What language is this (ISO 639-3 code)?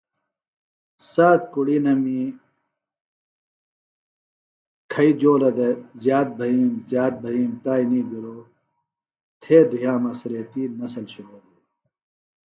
phl